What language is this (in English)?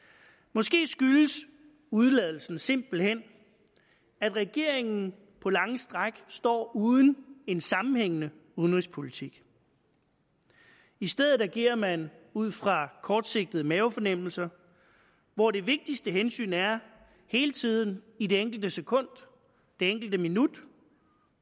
Danish